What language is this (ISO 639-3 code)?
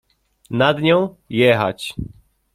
pol